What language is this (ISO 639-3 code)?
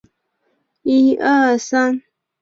zho